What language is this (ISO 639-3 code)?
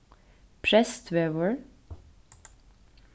fao